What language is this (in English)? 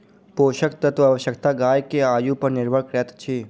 Maithili